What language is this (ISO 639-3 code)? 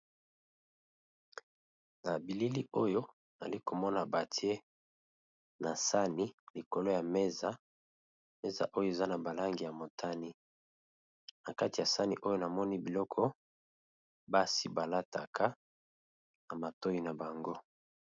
lin